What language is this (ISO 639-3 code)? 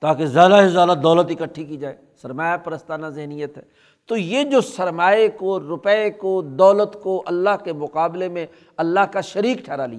urd